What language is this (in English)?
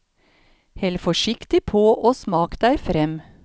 Norwegian